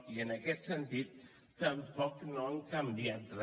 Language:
Catalan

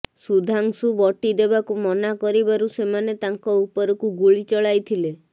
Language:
Odia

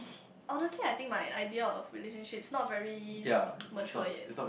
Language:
English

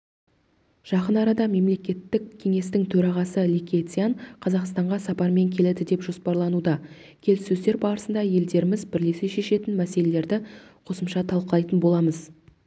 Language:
Kazakh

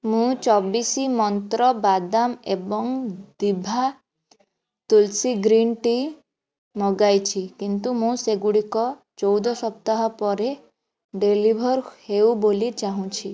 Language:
Odia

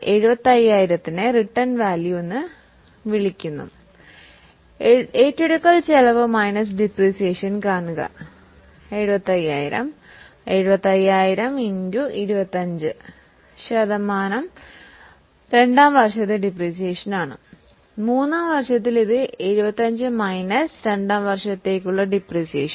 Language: Malayalam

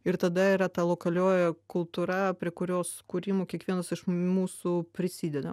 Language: Lithuanian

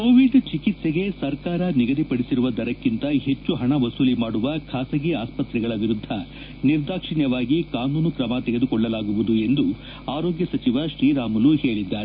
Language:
Kannada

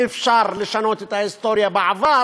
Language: Hebrew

